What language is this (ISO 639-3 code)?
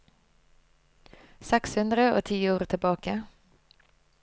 nor